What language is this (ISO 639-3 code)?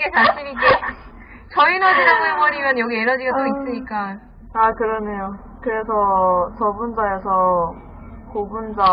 kor